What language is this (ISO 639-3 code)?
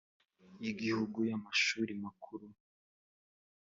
kin